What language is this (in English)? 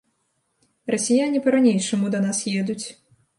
Belarusian